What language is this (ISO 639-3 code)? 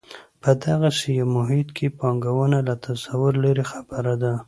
pus